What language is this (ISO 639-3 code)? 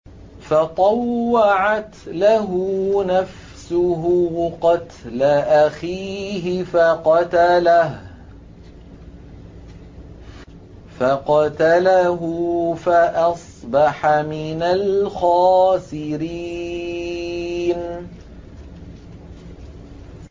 ara